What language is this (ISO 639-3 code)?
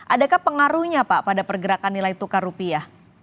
ind